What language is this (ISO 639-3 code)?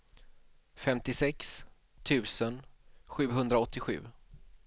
swe